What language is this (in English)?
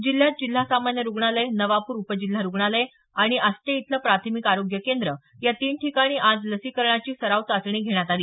Marathi